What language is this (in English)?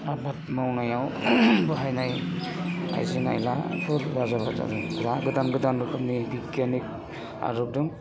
Bodo